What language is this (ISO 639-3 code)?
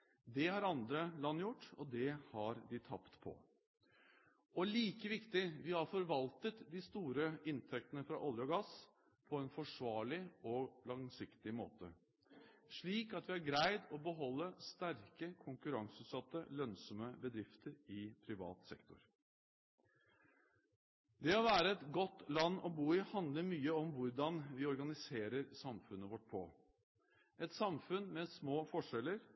nob